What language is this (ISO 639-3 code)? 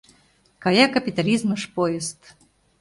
chm